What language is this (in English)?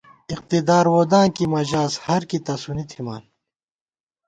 Gawar-Bati